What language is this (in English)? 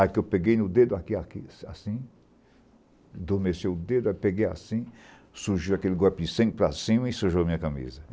Portuguese